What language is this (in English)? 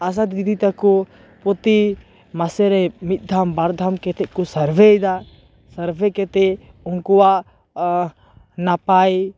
Santali